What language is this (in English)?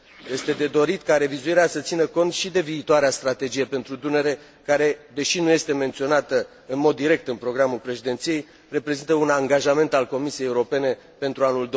Romanian